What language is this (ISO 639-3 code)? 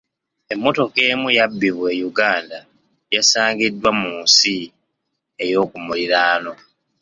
lug